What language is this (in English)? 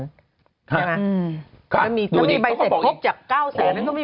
Thai